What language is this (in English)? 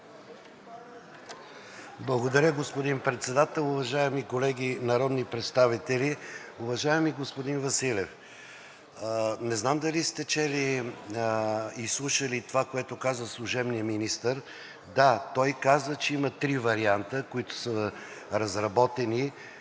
Bulgarian